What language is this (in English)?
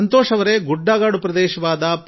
Kannada